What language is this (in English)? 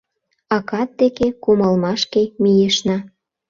Mari